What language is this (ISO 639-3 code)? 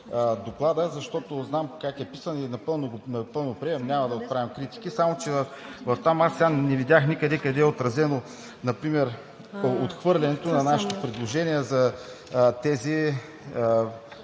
bul